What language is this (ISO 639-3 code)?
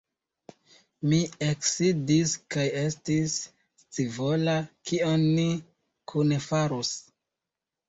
epo